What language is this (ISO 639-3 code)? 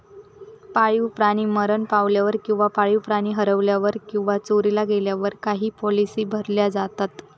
mar